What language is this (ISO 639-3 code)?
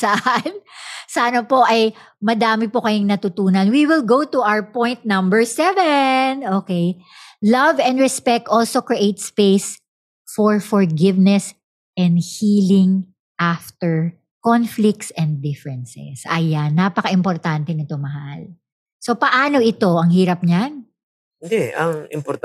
fil